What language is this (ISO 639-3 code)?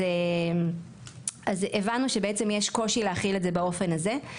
heb